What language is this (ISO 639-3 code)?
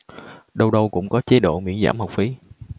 vie